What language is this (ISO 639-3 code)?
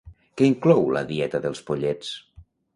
cat